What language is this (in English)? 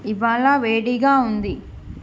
Telugu